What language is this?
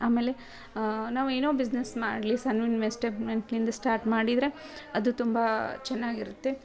Kannada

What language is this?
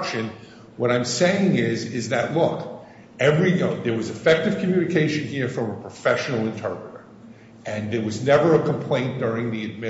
English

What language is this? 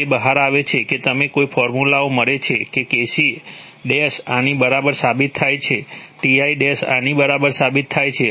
Gujarati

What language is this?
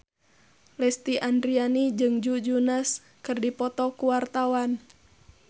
Sundanese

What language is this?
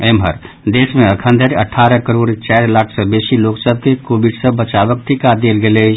Maithili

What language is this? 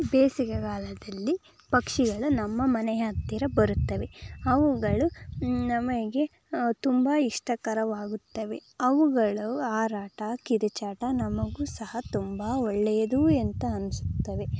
Kannada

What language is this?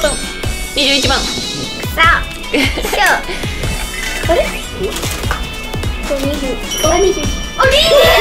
Japanese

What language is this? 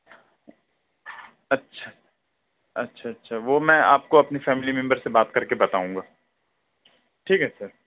Urdu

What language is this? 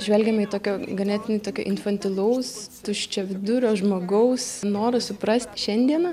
Lithuanian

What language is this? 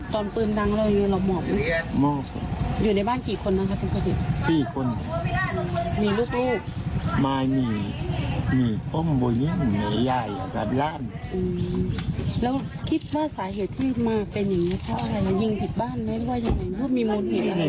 Thai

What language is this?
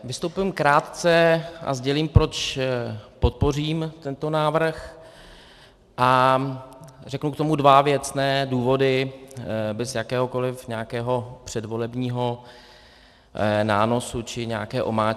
Czech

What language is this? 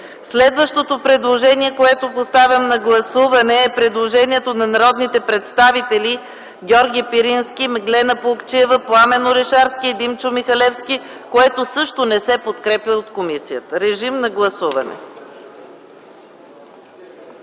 Bulgarian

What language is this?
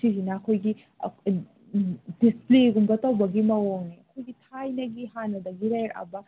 Manipuri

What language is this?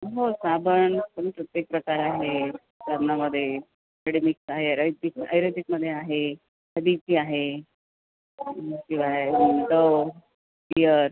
Marathi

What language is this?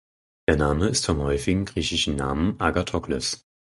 German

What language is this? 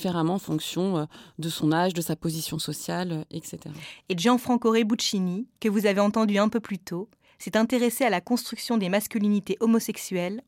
French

